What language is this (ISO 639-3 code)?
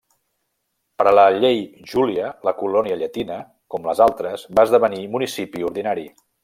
cat